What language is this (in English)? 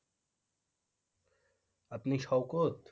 Bangla